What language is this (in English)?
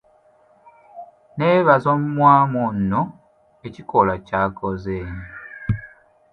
Ganda